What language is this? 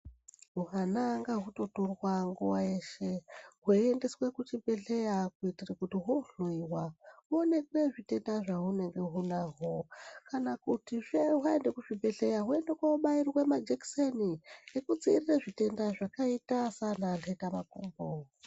Ndau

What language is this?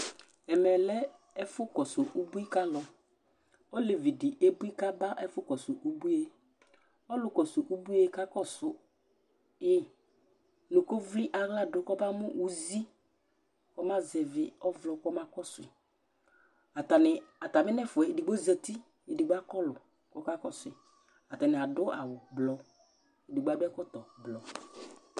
Ikposo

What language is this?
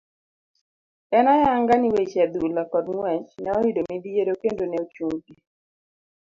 Luo (Kenya and Tanzania)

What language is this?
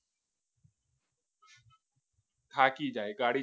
Gujarati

